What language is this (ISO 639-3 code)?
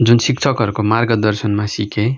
nep